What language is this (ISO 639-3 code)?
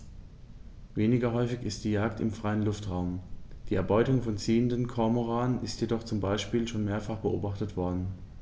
deu